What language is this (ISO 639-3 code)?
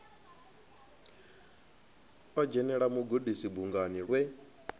ven